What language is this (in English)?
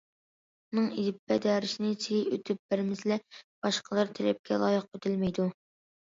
Uyghur